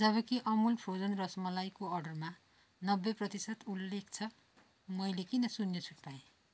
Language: Nepali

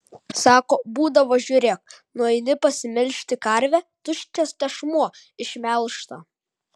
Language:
Lithuanian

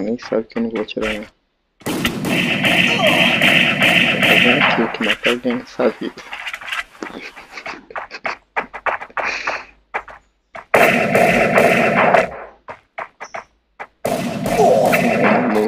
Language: Portuguese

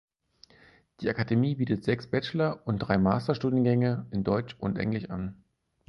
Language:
German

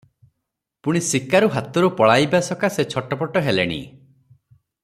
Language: Odia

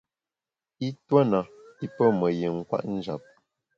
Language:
Bamun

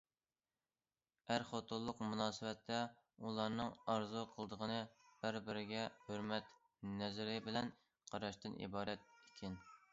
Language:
Uyghur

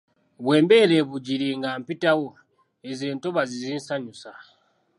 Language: Ganda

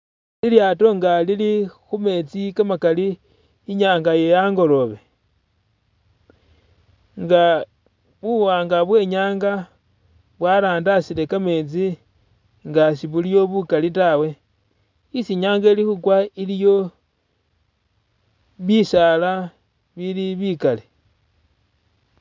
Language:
Masaaba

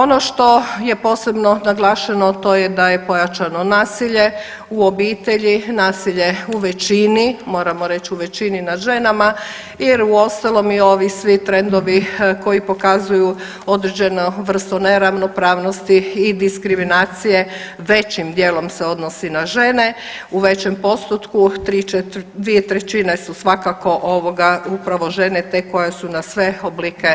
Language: Croatian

